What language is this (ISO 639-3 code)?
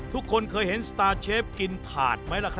tha